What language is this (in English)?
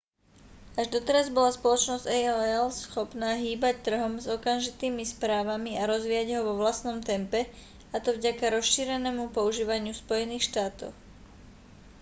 Slovak